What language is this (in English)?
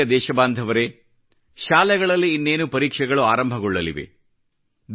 Kannada